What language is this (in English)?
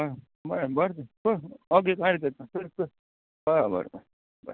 Konkani